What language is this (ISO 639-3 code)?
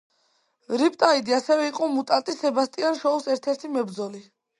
kat